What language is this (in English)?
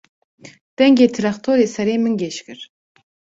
Kurdish